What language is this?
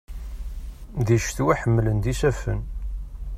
Kabyle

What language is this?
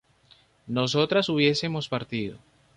Spanish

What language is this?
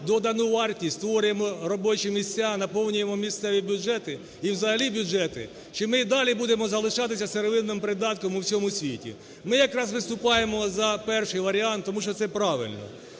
Ukrainian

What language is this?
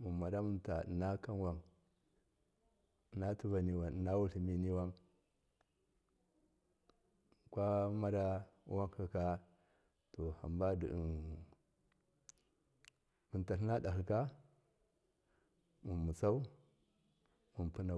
Miya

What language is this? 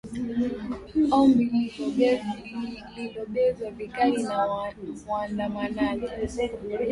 Swahili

